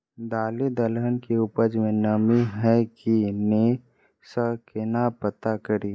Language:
Maithili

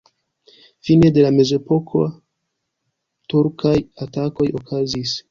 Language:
Esperanto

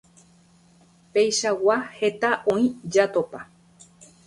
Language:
Guarani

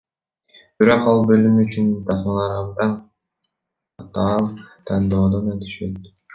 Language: Kyrgyz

